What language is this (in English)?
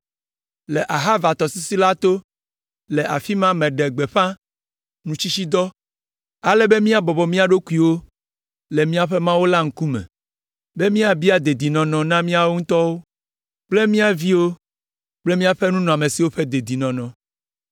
Ewe